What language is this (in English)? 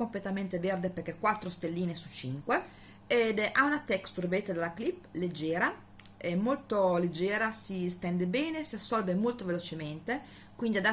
Italian